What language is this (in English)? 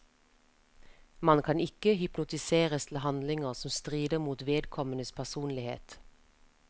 Norwegian